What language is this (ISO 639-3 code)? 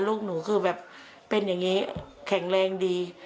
tha